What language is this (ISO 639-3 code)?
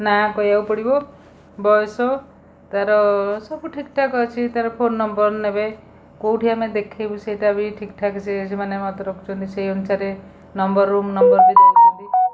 ori